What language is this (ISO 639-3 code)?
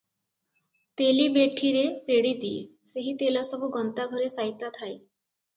ori